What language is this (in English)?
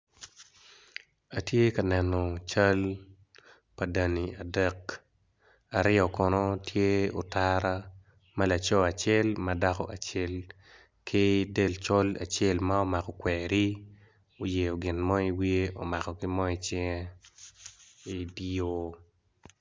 Acoli